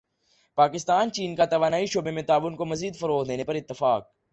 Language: Urdu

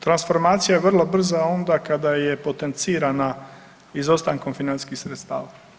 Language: Croatian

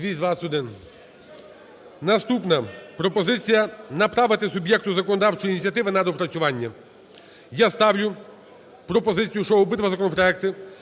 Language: Ukrainian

